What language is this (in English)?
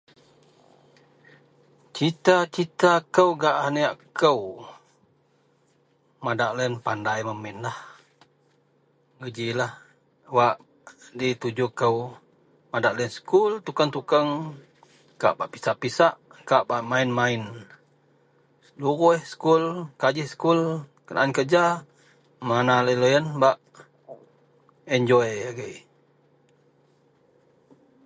Central Melanau